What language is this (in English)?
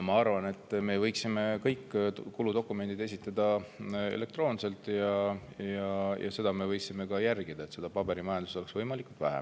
Estonian